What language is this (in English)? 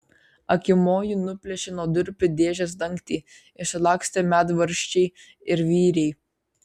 Lithuanian